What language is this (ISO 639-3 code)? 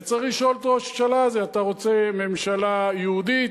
heb